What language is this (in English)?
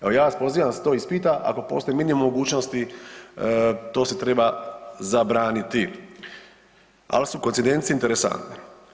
Croatian